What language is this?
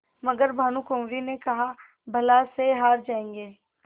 Hindi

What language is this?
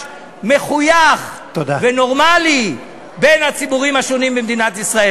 Hebrew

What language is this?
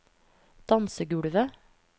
Norwegian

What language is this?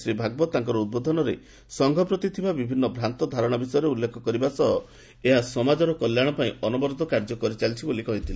Odia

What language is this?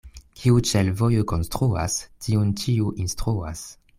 Esperanto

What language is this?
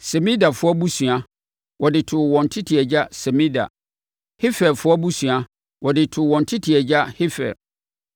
Akan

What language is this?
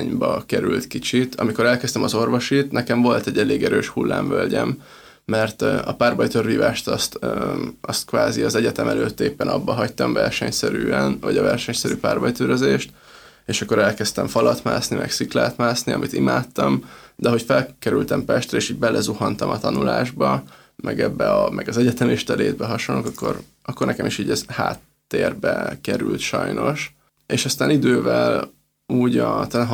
Hungarian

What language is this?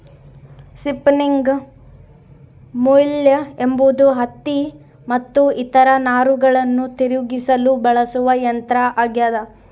Kannada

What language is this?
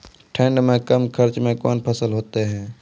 Maithili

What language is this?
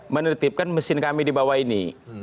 Indonesian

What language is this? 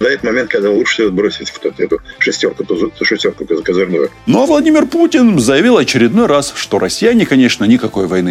Russian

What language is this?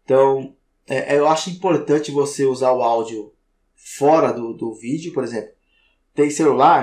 Portuguese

